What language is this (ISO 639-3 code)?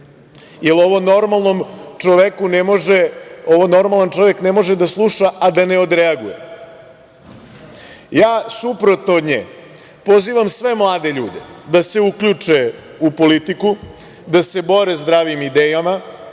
srp